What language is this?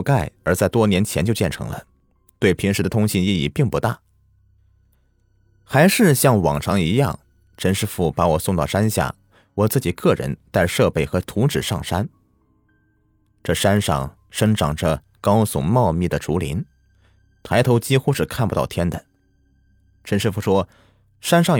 Chinese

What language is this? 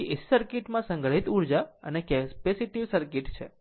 Gujarati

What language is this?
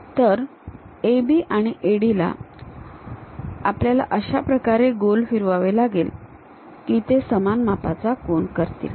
Marathi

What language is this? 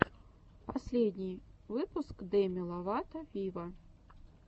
Russian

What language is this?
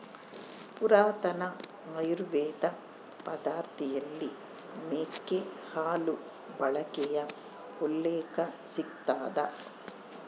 Kannada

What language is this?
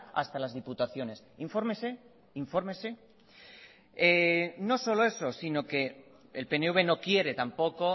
Spanish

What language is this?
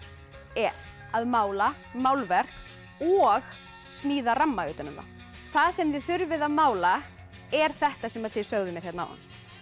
Icelandic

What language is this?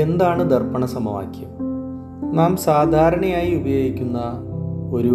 Malayalam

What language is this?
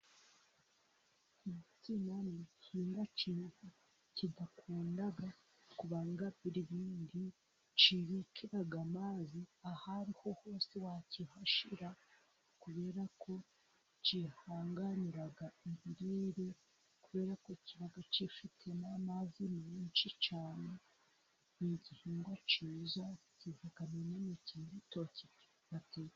Kinyarwanda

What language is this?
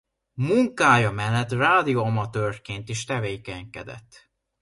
Hungarian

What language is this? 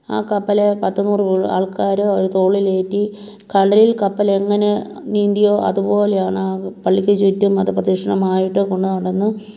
Malayalam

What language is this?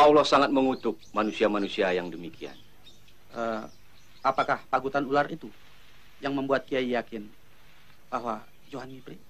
Indonesian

